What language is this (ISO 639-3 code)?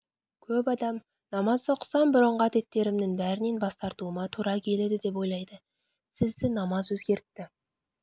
kaz